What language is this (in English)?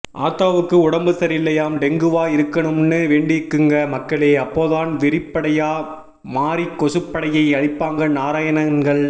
Tamil